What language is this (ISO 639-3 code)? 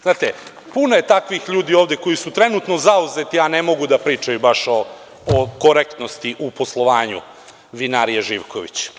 srp